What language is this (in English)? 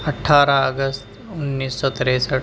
Urdu